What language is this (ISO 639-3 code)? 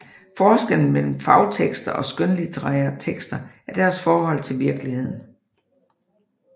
dan